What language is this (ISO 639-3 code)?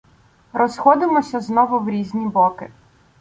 ukr